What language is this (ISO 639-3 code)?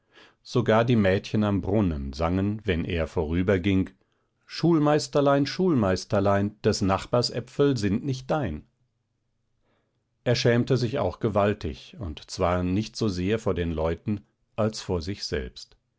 deu